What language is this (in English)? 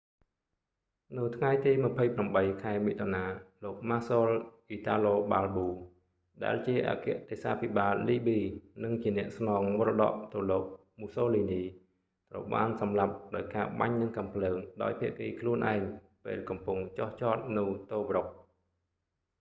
Khmer